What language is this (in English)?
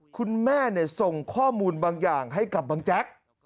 Thai